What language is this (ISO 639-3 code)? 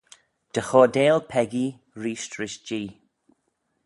glv